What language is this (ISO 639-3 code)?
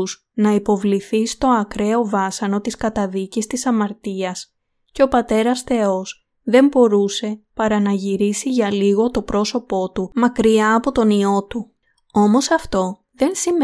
ell